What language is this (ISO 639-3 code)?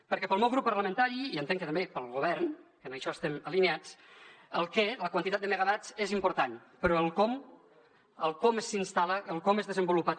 cat